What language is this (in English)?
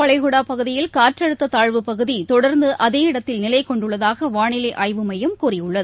Tamil